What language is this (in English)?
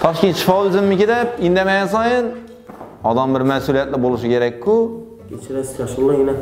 Turkish